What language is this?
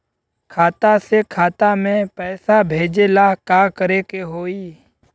Bhojpuri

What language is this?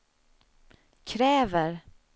Swedish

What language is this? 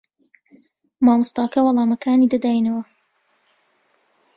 Central Kurdish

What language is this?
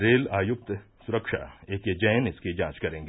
Hindi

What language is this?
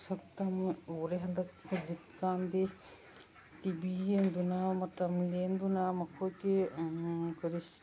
Manipuri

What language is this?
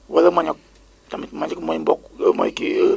Wolof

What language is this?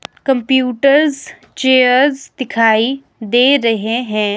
Hindi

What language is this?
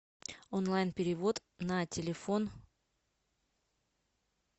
Russian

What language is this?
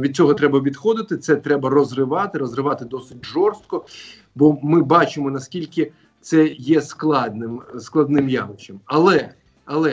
Ukrainian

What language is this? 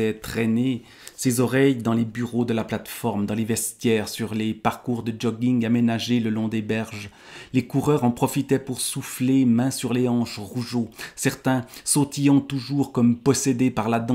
French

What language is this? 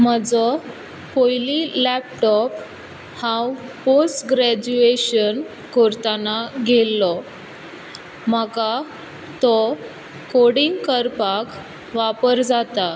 Konkani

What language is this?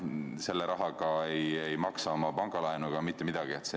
Estonian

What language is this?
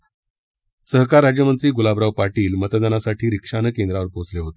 Marathi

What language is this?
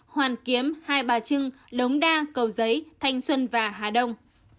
Vietnamese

